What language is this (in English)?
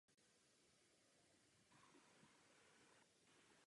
Czech